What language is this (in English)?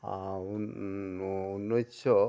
Assamese